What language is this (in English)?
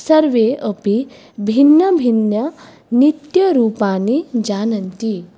Sanskrit